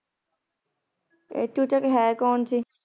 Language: Punjabi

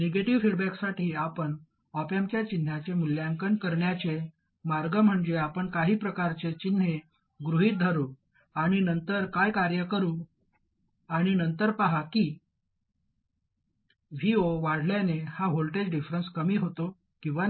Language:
Marathi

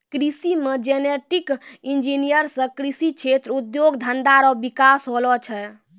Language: Maithili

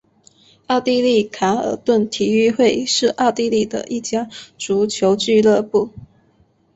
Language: Chinese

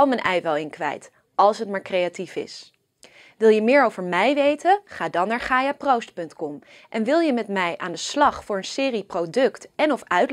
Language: Dutch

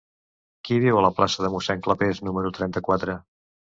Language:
Catalan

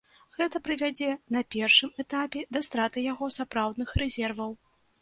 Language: Belarusian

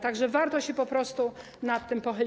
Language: Polish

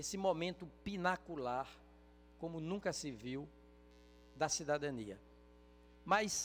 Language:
Portuguese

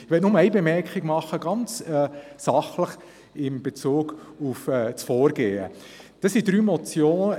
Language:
Swiss German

